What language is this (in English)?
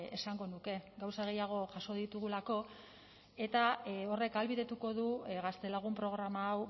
Basque